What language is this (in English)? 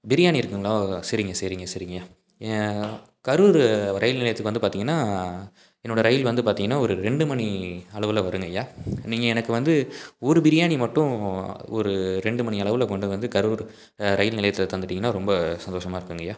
Tamil